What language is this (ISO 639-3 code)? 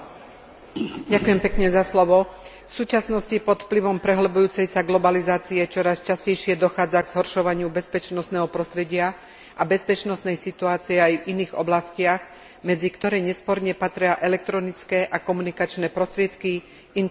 slk